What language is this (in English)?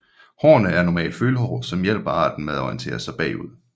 Danish